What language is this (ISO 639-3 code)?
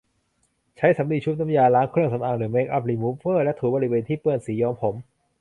tha